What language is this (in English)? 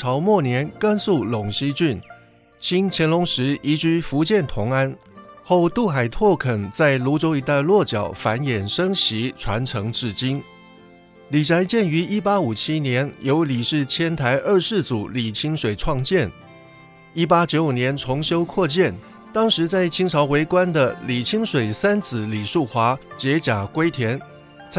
Chinese